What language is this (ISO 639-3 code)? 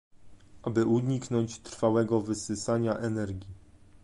pol